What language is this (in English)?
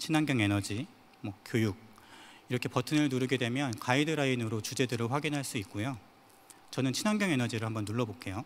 Korean